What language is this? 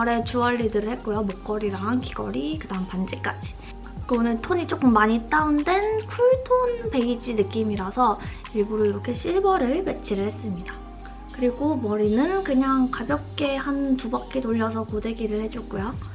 Korean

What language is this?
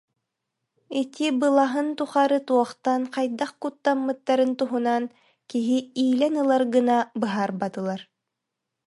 Yakut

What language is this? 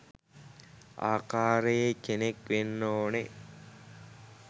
Sinhala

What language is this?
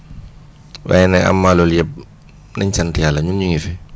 Wolof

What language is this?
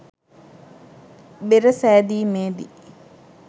Sinhala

